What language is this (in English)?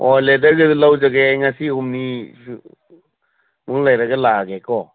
Manipuri